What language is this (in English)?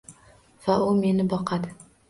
Uzbek